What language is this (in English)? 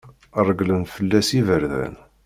Kabyle